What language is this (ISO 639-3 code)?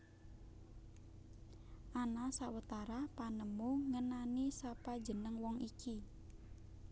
jav